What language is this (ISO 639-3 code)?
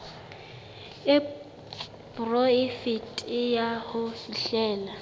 sot